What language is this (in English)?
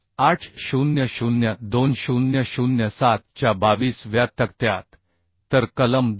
Marathi